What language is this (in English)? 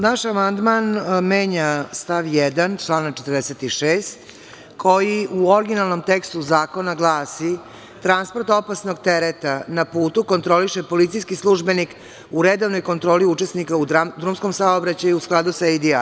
Serbian